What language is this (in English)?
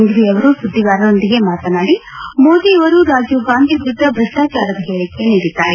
Kannada